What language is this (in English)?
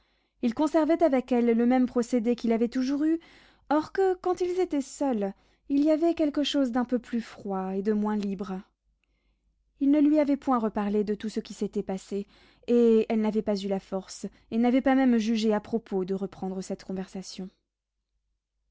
French